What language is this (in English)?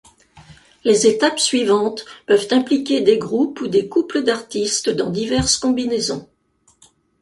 French